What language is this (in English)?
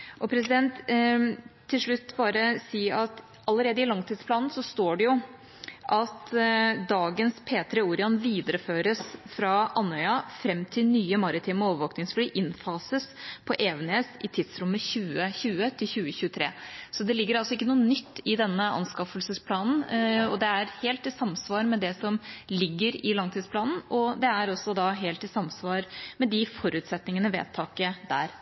Norwegian